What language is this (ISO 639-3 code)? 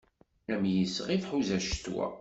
kab